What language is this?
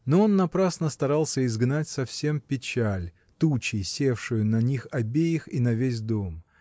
Russian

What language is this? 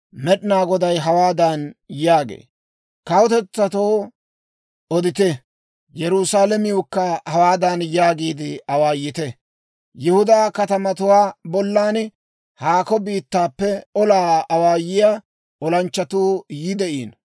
Dawro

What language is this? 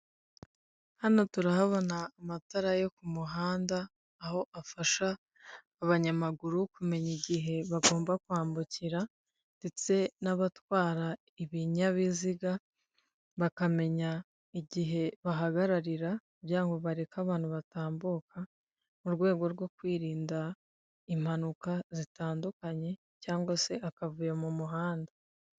Kinyarwanda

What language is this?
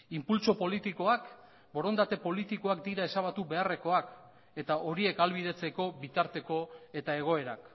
Basque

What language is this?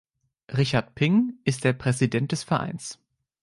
German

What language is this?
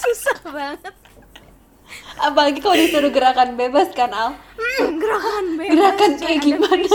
Indonesian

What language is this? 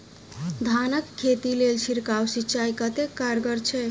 Maithili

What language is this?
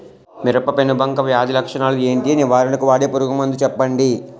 Telugu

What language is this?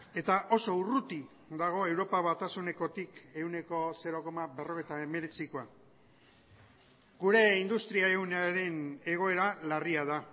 Basque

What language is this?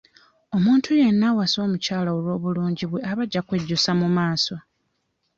Ganda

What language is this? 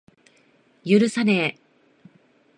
Japanese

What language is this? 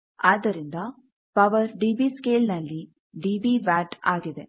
Kannada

